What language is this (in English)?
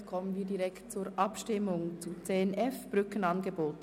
Swiss German